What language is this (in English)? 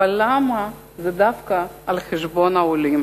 Hebrew